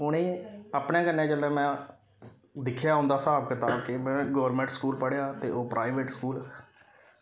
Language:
Dogri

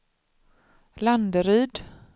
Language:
Swedish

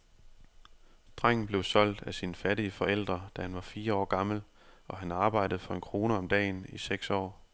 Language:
Danish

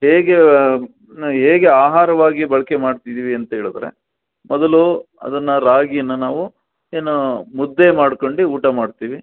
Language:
Kannada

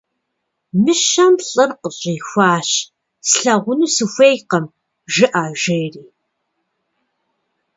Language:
Kabardian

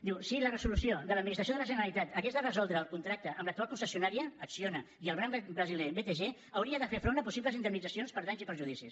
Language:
Catalan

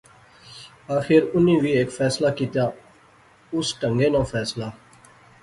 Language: Pahari-Potwari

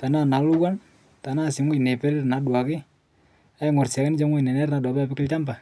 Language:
Masai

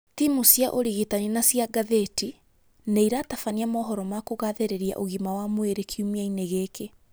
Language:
Kikuyu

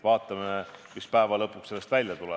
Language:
Estonian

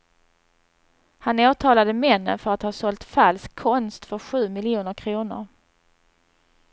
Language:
Swedish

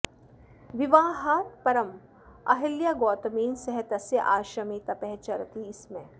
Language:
Sanskrit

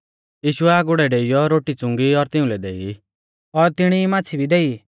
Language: Mahasu Pahari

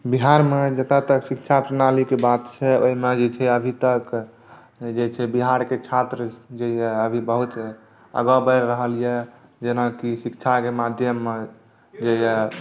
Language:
Maithili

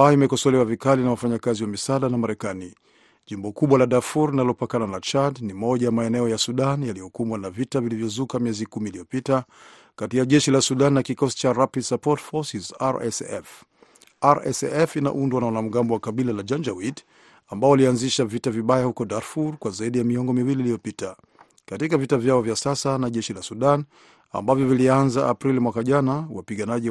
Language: Swahili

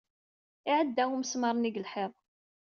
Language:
Kabyle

